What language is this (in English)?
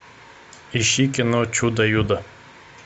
Russian